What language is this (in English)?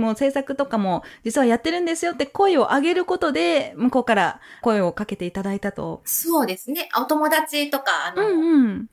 Japanese